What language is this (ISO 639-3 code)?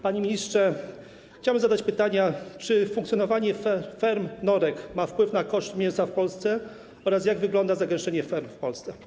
pol